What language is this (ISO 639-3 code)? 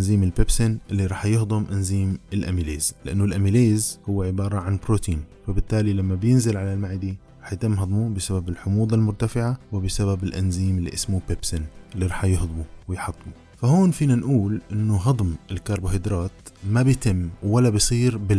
ara